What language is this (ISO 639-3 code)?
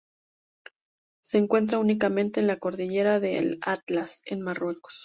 spa